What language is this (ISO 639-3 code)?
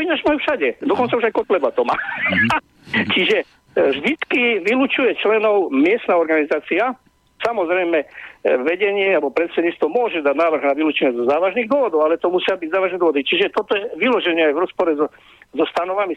slk